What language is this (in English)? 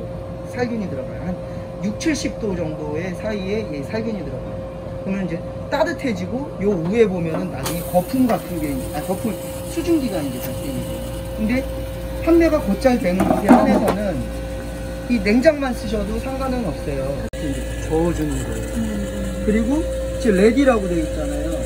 Korean